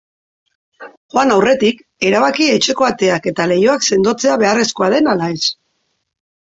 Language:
Basque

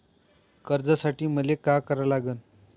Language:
Marathi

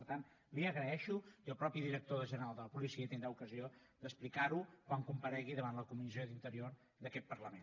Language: Catalan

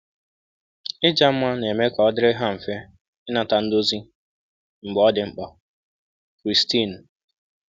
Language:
Igbo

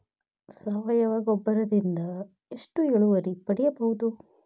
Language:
Kannada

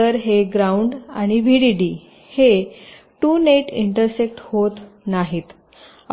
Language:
Marathi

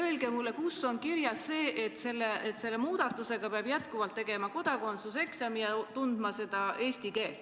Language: Estonian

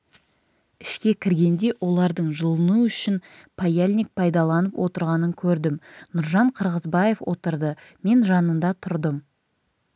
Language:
Kazakh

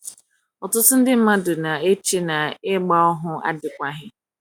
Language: Igbo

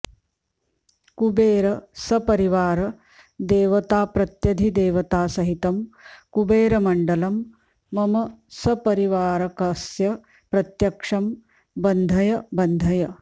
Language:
Sanskrit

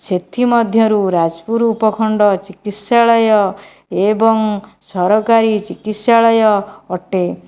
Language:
Odia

